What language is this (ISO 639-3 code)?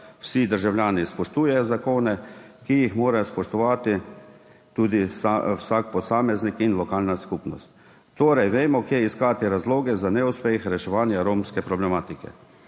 slv